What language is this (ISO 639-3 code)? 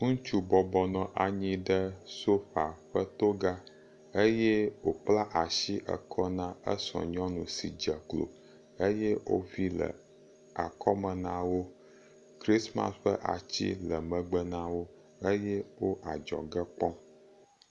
ewe